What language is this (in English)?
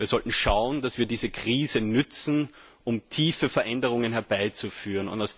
German